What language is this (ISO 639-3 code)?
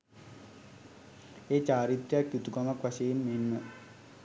sin